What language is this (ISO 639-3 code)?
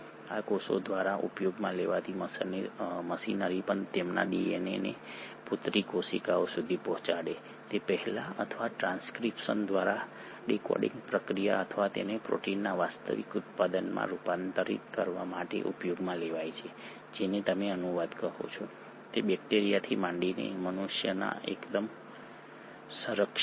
guj